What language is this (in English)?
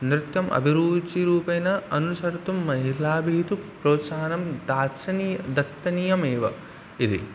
Sanskrit